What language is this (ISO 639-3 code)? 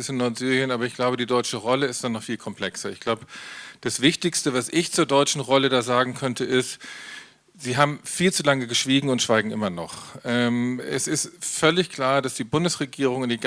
deu